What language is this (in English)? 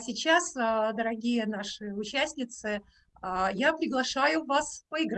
Russian